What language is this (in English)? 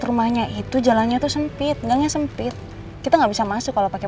Indonesian